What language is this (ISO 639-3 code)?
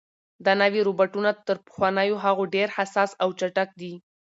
pus